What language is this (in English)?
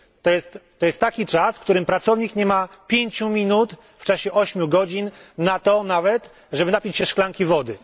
Polish